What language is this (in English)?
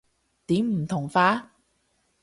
Cantonese